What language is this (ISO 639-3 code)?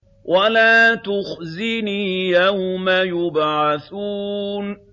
ara